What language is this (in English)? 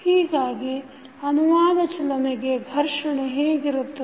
Kannada